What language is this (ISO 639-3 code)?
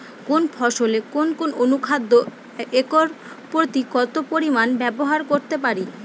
ben